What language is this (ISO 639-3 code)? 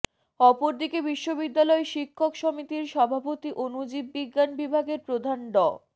ben